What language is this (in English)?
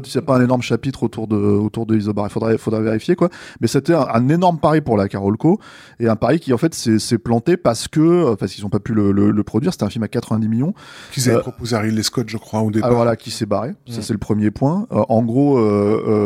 French